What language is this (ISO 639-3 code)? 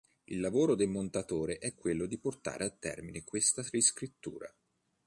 ita